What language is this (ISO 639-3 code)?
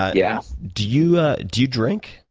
eng